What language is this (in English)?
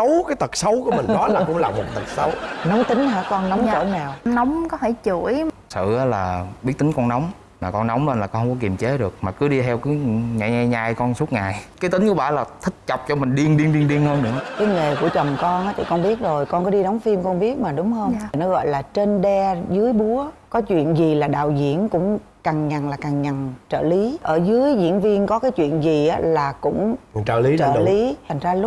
Vietnamese